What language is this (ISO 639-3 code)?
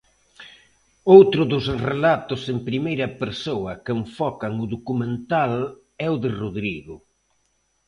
glg